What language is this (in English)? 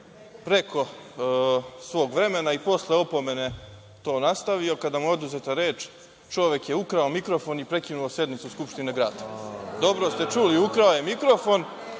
Serbian